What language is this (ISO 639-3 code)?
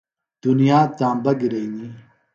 phl